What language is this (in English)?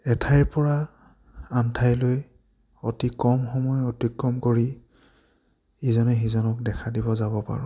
Assamese